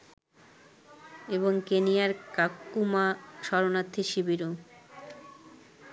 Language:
Bangla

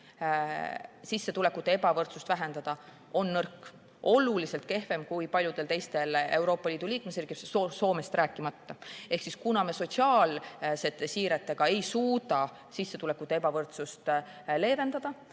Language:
Estonian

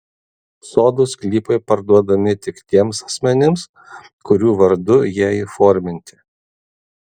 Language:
Lithuanian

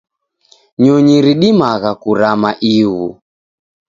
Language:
Taita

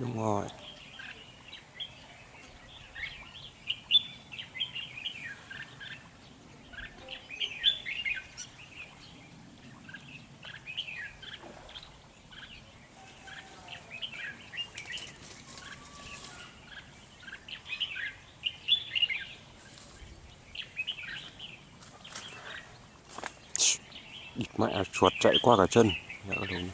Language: Vietnamese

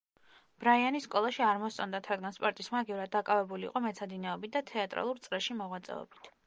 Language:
Georgian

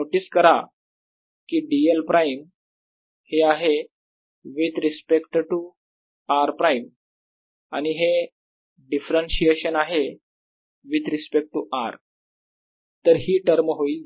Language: Marathi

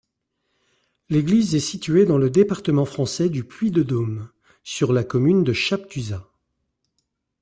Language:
French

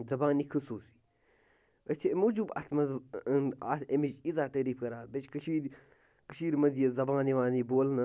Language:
Kashmiri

